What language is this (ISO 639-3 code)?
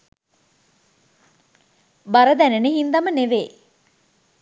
sin